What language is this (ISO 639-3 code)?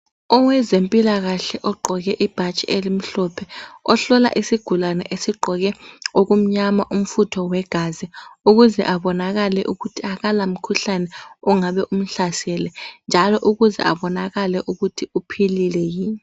nde